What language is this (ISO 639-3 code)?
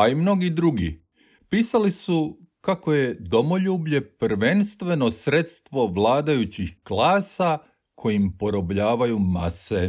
hrv